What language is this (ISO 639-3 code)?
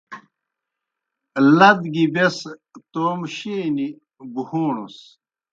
plk